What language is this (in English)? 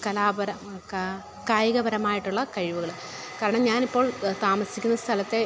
Malayalam